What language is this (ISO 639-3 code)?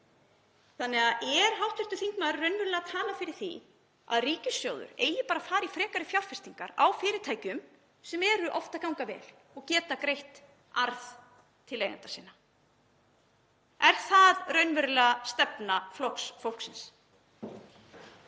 isl